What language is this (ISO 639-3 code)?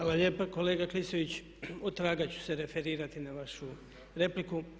hrv